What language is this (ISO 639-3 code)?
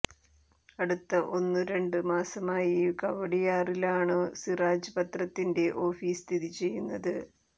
mal